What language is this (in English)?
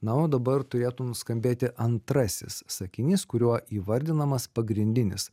Lithuanian